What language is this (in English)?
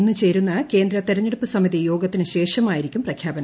Malayalam